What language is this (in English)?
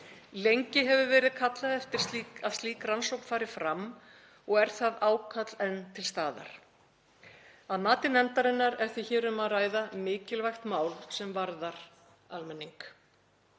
Icelandic